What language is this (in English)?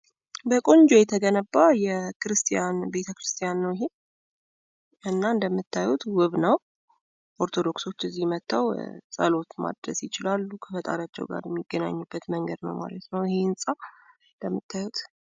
Amharic